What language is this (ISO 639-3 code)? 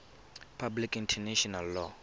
tsn